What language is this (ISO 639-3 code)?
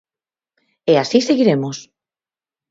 glg